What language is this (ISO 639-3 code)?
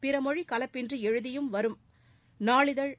tam